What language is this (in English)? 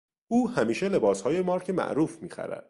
Persian